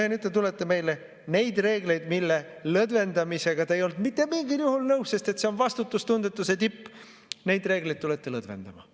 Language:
Estonian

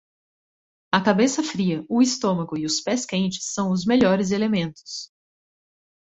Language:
Portuguese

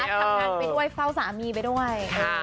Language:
Thai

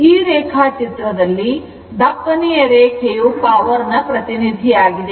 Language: Kannada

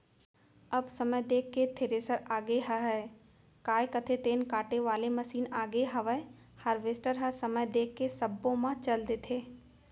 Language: Chhattisgarhi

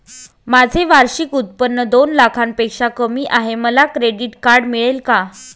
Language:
Marathi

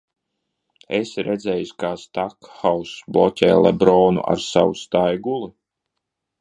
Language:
Latvian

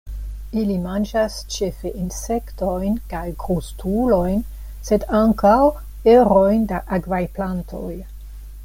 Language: Esperanto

